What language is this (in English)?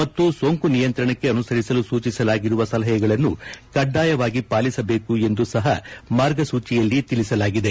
Kannada